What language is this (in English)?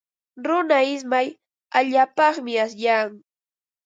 Ambo-Pasco Quechua